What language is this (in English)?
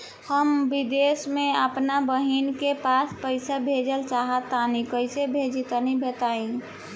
Bhojpuri